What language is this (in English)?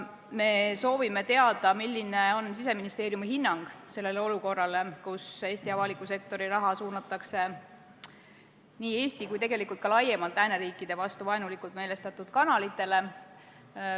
Estonian